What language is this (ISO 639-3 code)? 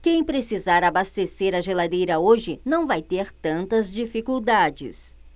por